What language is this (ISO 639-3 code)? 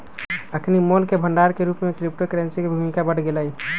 mag